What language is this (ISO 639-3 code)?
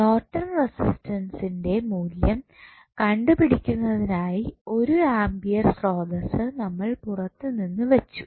mal